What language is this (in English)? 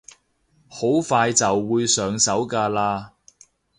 Cantonese